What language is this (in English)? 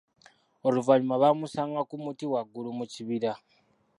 Ganda